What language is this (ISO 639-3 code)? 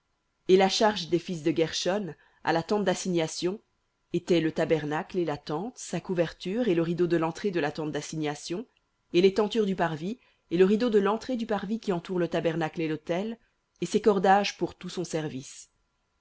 fra